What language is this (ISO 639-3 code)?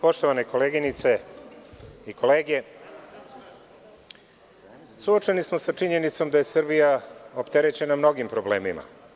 srp